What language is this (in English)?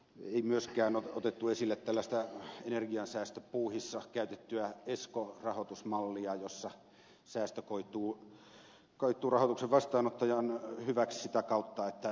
Finnish